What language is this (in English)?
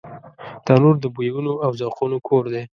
Pashto